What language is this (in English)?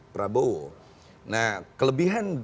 Indonesian